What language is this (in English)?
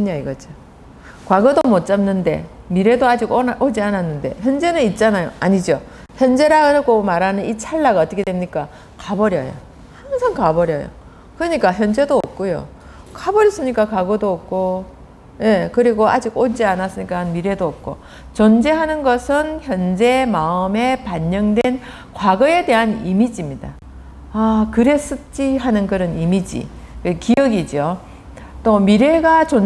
Korean